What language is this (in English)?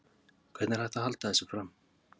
Icelandic